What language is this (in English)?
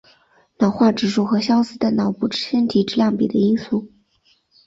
Chinese